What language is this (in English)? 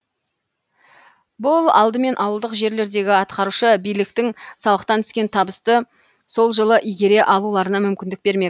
Kazakh